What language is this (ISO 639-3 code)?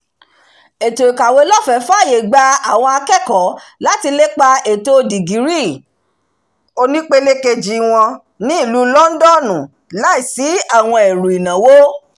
yor